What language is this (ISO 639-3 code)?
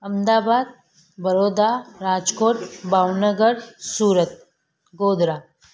snd